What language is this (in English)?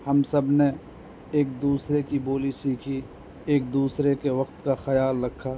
Urdu